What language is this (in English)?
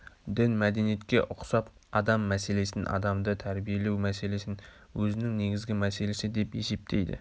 Kazakh